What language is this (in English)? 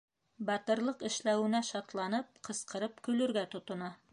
Bashkir